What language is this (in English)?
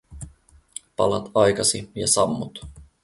Finnish